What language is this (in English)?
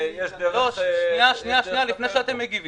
Hebrew